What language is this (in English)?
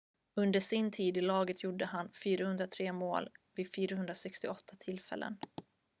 Swedish